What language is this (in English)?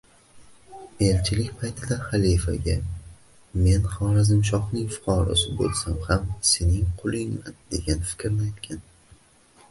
Uzbek